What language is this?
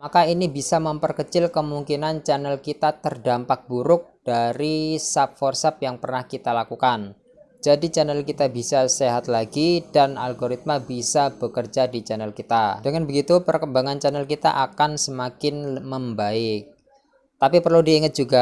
Indonesian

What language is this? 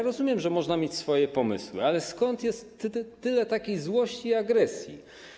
Polish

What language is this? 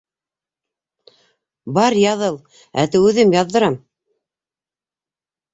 Bashkir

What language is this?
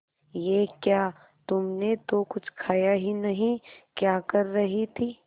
Hindi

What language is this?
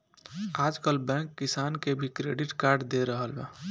Bhojpuri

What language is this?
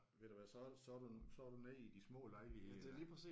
Danish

